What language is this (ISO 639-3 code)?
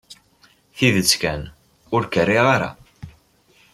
kab